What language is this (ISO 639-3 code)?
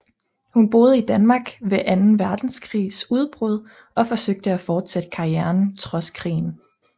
dan